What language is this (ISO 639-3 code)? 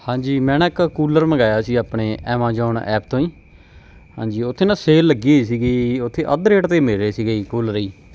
pan